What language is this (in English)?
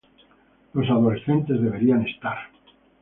Spanish